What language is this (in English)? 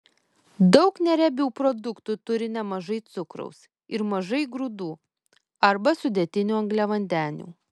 Lithuanian